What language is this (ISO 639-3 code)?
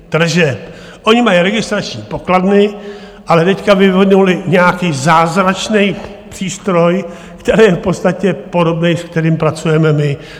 ces